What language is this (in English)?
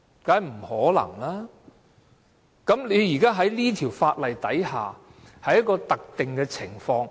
Cantonese